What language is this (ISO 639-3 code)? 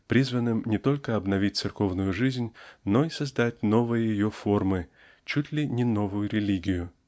rus